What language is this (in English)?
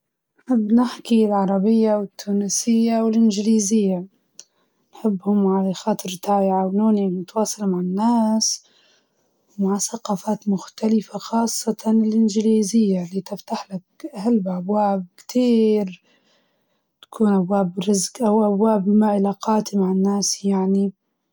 Libyan Arabic